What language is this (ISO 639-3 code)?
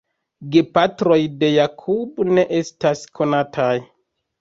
epo